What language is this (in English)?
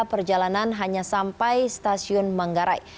Indonesian